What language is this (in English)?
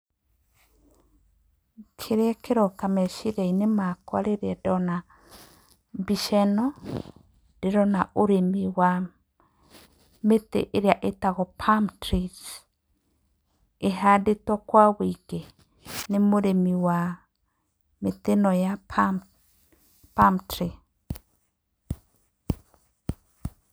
Kikuyu